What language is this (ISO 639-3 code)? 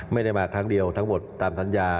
tha